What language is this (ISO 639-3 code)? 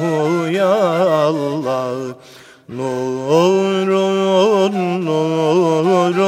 tur